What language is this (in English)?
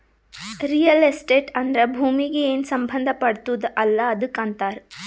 Kannada